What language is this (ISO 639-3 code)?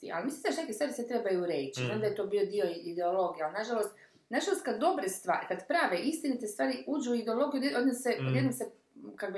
hrv